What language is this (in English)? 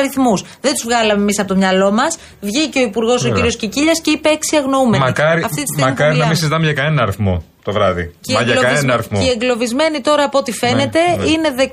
Greek